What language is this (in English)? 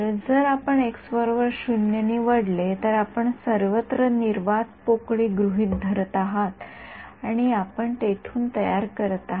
Marathi